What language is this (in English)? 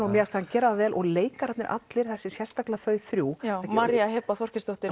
Icelandic